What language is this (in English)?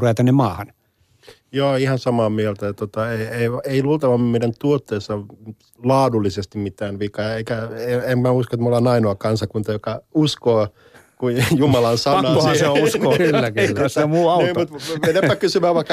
Finnish